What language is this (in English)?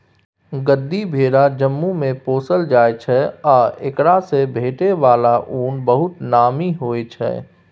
Maithili